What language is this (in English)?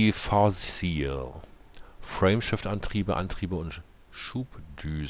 German